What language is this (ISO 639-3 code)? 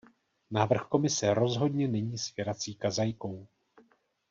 ces